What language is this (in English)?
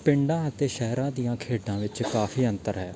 Punjabi